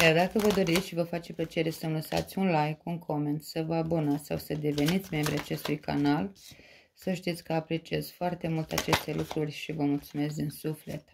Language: Romanian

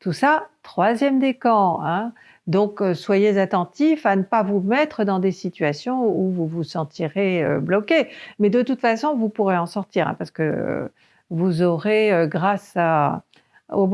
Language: French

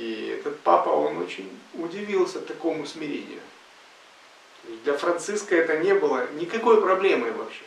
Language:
Russian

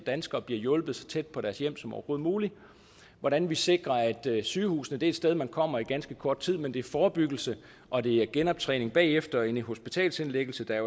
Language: Danish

